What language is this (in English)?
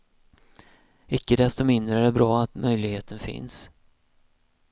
Swedish